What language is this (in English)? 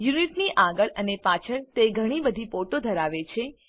Gujarati